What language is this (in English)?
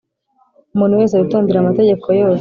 Kinyarwanda